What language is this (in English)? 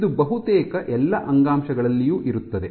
Kannada